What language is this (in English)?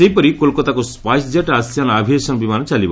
Odia